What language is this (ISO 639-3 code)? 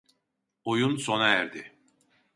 tur